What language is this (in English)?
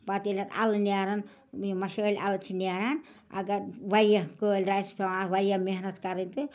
Kashmiri